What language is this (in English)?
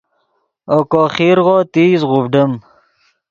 Yidgha